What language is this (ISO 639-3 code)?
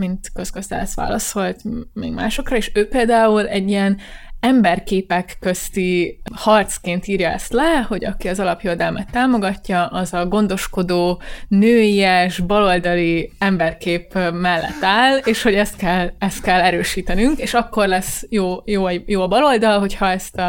hun